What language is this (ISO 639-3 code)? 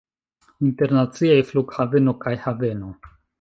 epo